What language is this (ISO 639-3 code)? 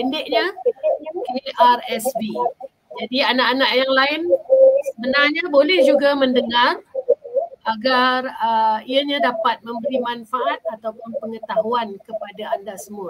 msa